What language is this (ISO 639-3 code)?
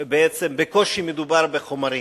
heb